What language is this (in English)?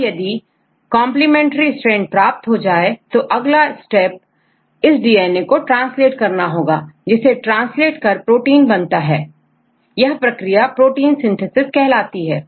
Hindi